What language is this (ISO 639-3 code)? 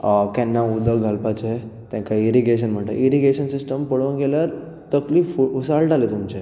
kok